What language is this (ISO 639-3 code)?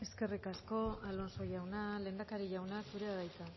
eus